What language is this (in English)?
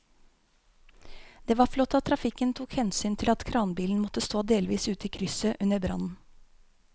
Norwegian